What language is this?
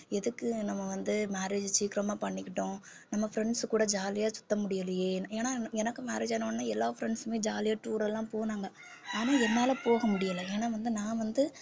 Tamil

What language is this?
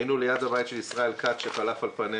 Hebrew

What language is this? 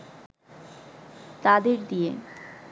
Bangla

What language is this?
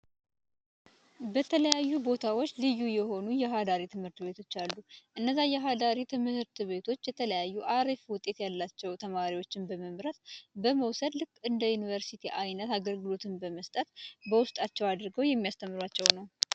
Amharic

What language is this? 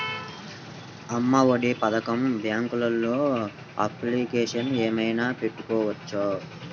Telugu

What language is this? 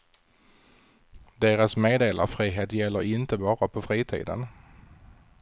Swedish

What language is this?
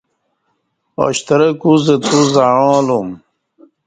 Kati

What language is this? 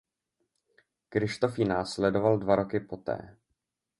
Czech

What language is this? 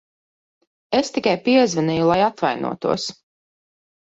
Latvian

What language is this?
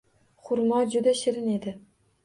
Uzbek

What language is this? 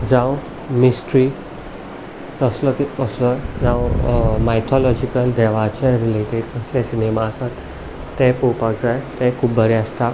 Konkani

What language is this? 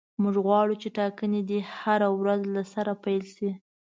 Pashto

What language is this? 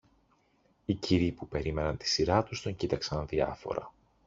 Greek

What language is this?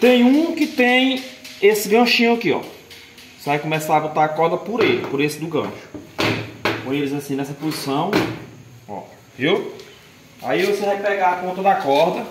Portuguese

